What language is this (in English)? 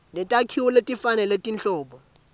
Swati